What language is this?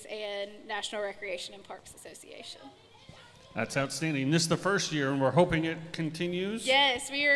English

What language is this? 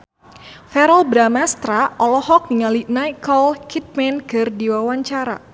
Sundanese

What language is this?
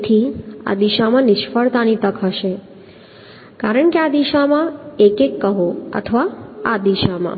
Gujarati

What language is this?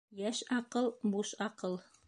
Bashkir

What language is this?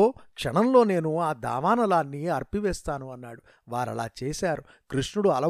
Telugu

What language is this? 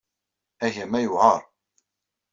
Kabyle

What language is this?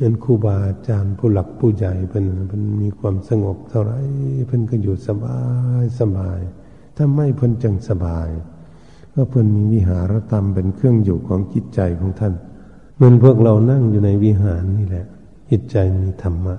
Thai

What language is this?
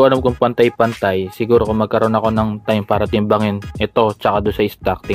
Filipino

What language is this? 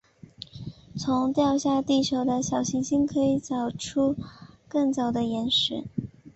Chinese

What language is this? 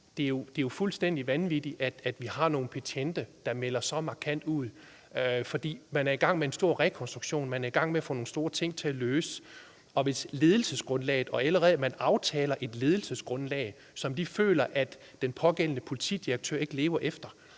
Danish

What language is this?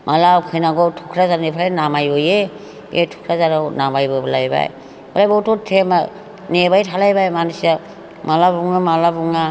Bodo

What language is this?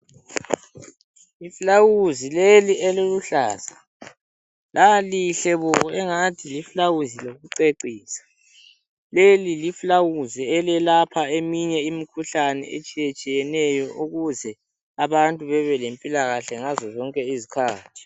North Ndebele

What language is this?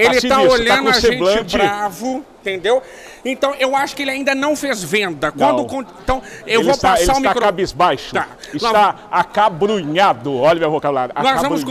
Portuguese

